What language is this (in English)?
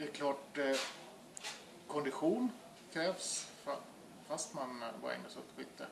Swedish